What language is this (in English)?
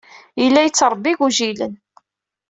Kabyle